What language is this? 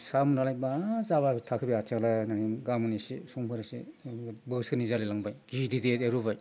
Bodo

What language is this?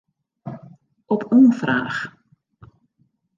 Western Frisian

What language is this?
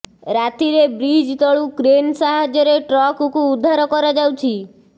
Odia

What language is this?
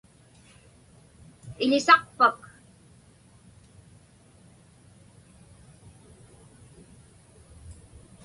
Inupiaq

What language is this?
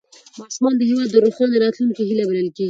Pashto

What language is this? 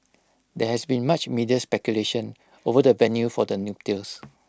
English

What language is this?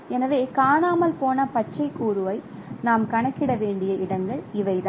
Tamil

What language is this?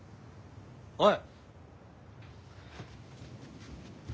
Japanese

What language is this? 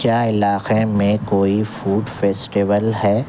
Urdu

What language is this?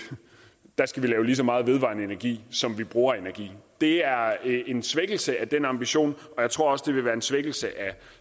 Danish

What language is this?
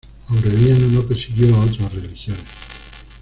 Spanish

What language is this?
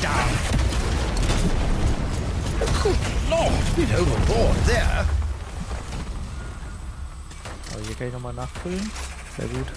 German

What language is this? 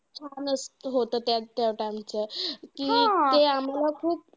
Marathi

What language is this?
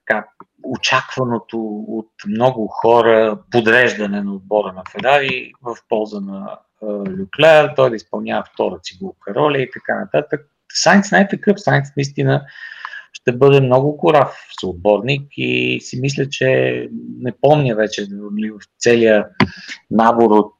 Bulgarian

